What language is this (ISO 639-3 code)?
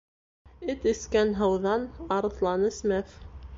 bak